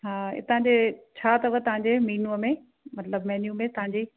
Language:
Sindhi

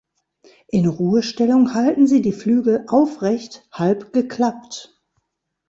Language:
German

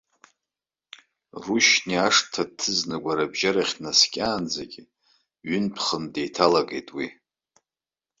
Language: Abkhazian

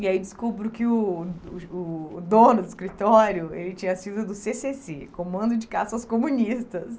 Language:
Portuguese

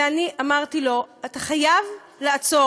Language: Hebrew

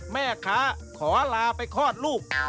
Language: Thai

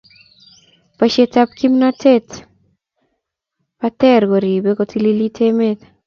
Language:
Kalenjin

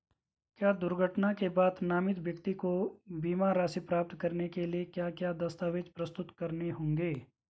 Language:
Hindi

